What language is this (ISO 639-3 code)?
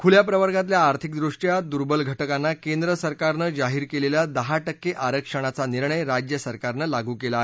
mar